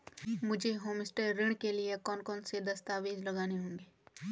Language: Hindi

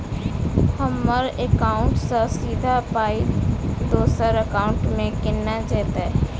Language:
Maithili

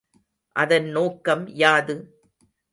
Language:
Tamil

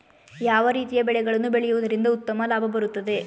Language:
Kannada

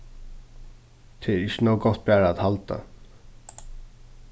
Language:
Faroese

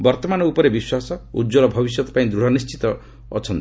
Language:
Odia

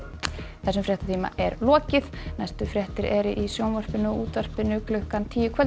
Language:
Icelandic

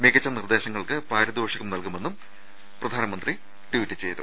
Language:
Malayalam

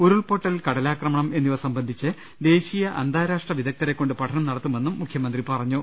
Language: Malayalam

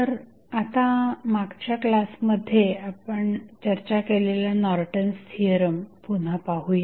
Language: Marathi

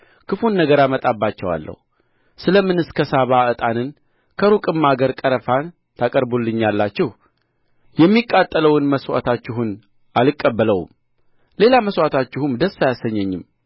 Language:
Amharic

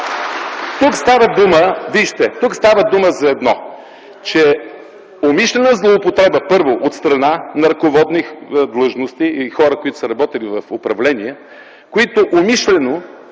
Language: Bulgarian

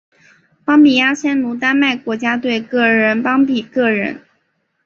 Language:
Chinese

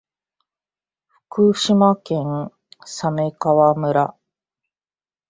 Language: Japanese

